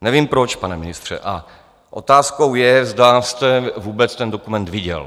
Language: Czech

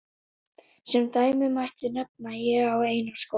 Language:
Icelandic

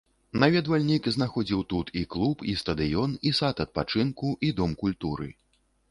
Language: Belarusian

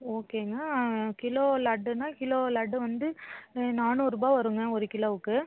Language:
Tamil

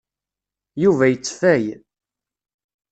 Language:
Kabyle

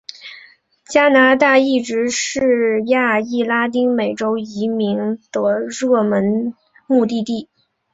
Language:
Chinese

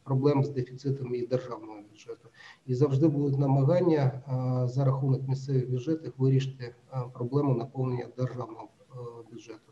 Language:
Ukrainian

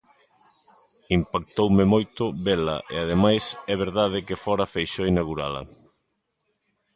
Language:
Galician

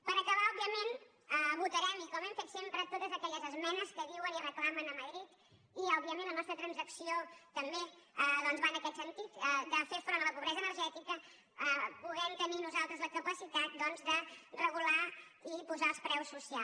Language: Catalan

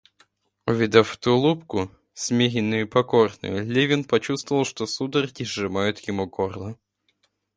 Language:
Russian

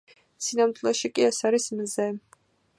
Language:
Georgian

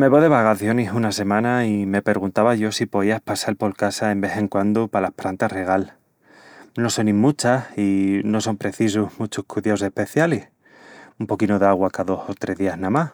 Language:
Extremaduran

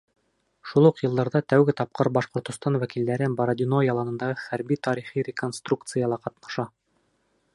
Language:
Bashkir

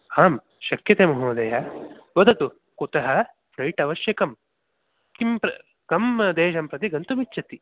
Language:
Sanskrit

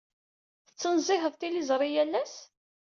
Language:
Kabyle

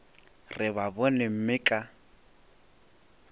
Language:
Northern Sotho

